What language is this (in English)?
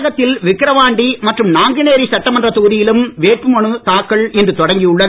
Tamil